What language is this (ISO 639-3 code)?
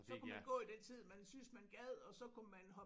dan